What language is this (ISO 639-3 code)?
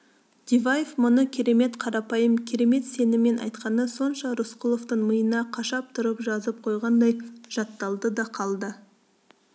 kaz